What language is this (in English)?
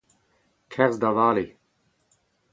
Breton